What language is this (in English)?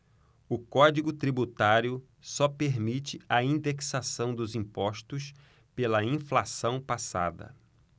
Portuguese